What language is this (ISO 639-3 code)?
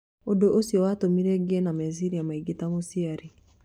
kik